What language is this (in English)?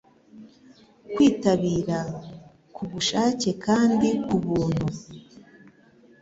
Kinyarwanda